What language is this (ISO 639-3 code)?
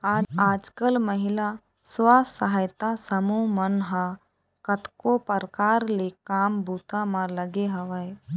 hne